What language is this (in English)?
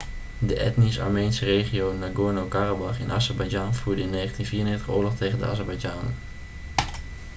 Dutch